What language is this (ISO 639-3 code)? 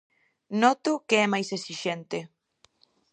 glg